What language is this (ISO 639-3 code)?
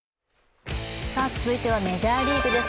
jpn